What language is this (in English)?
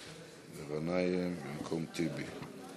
Hebrew